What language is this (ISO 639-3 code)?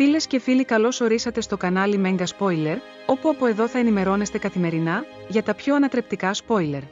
ell